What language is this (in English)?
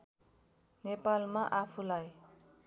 Nepali